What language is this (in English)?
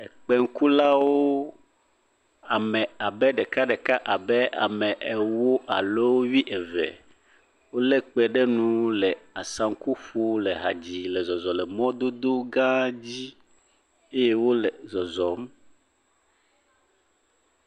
Ewe